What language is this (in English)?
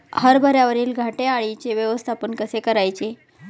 Marathi